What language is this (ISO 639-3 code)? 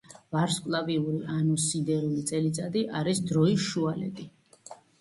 kat